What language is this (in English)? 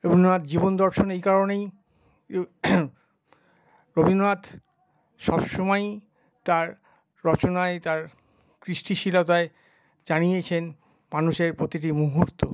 Bangla